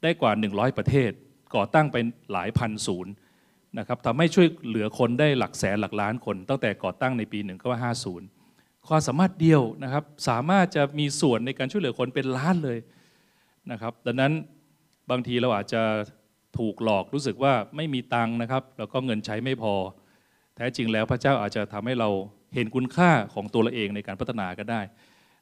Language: Thai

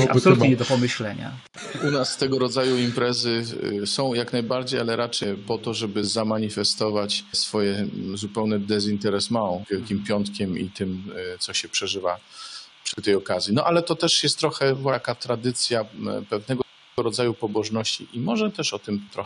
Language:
Polish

